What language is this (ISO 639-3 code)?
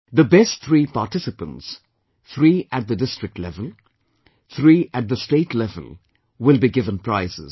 eng